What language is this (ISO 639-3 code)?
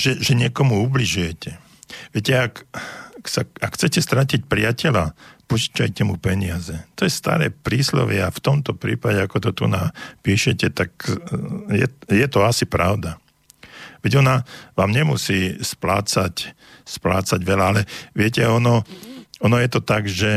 slk